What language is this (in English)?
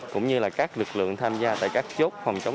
Vietnamese